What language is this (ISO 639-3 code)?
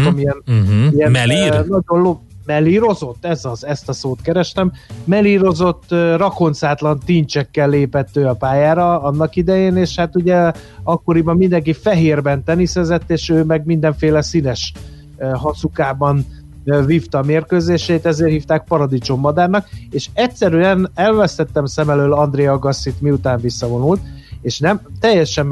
hun